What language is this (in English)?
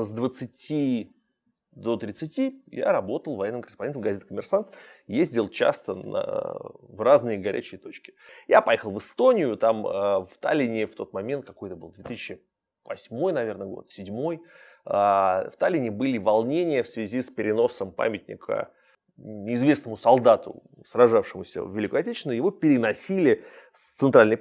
Russian